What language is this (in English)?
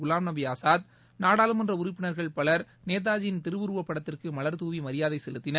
Tamil